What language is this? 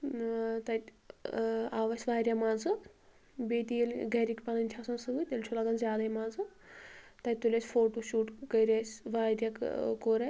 Kashmiri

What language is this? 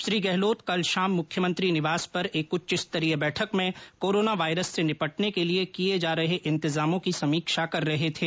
Hindi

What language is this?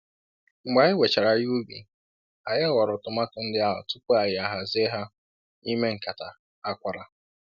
Igbo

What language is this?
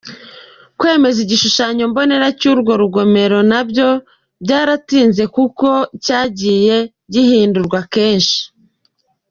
Kinyarwanda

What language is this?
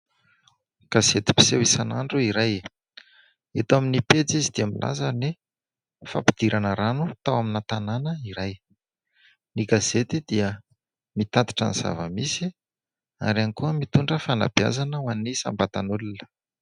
Malagasy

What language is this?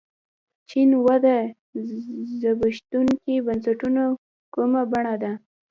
Pashto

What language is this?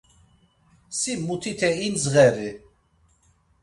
Laz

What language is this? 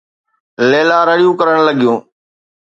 Sindhi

